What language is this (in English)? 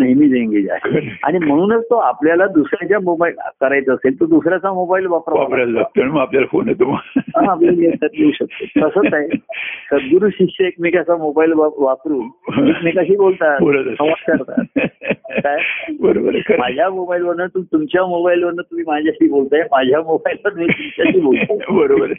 Marathi